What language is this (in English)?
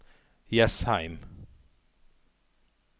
Norwegian